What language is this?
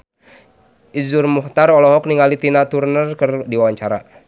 Sundanese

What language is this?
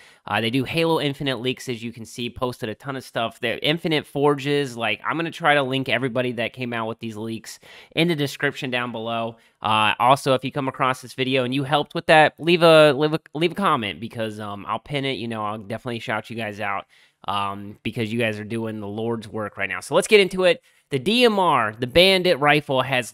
English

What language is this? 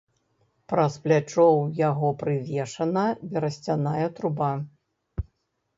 Belarusian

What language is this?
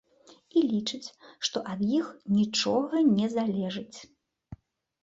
Belarusian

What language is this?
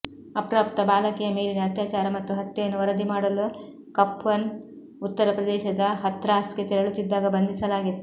Kannada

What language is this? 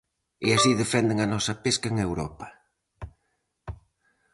Galician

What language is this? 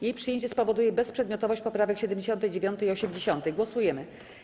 Polish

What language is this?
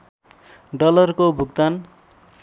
Nepali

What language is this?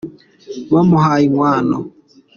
Kinyarwanda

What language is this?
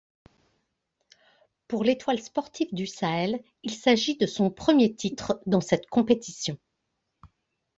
French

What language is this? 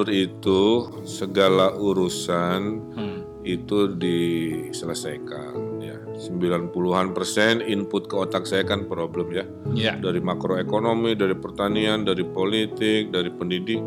Indonesian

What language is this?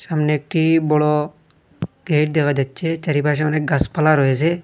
Bangla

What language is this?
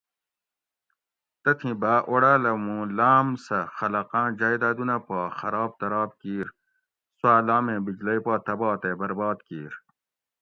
Gawri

